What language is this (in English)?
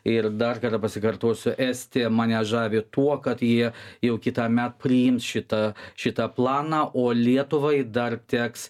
Lithuanian